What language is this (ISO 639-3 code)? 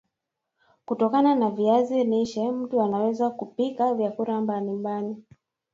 swa